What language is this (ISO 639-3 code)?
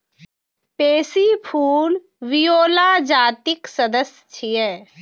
mai